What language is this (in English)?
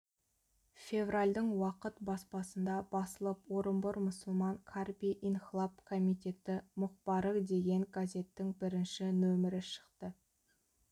Kazakh